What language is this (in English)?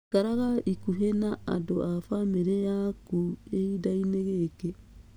Kikuyu